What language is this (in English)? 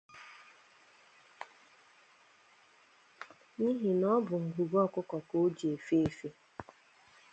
Igbo